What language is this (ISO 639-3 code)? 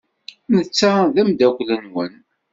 kab